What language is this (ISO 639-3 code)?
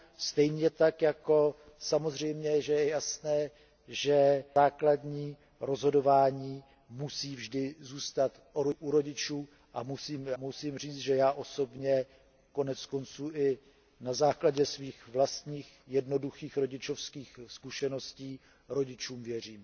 ces